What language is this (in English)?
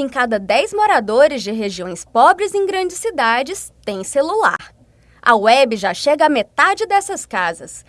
Portuguese